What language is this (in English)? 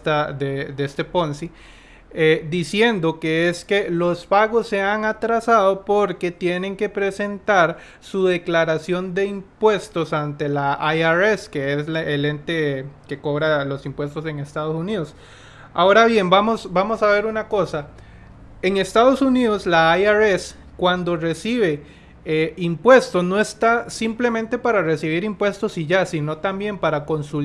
Spanish